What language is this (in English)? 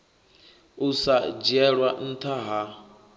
Venda